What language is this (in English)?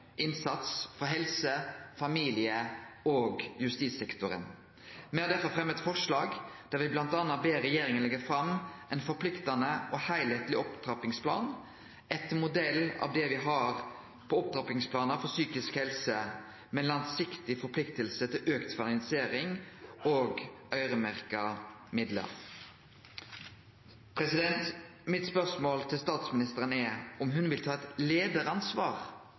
Norwegian Nynorsk